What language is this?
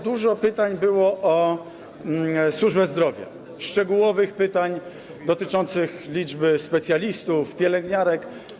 Polish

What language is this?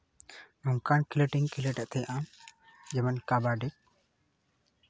Santali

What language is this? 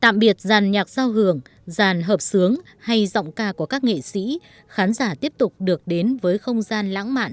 Vietnamese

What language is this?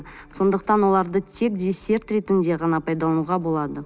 Kazakh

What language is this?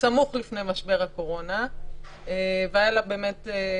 Hebrew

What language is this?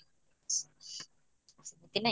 Odia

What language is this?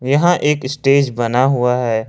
Hindi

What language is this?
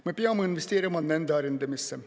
Estonian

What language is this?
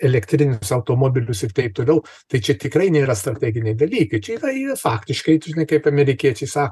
Lithuanian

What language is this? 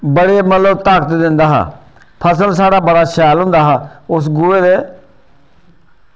Dogri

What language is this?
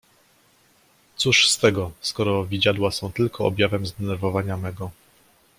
Polish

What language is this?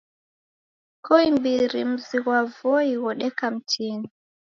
Taita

